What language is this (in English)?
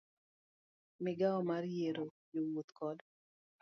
Luo (Kenya and Tanzania)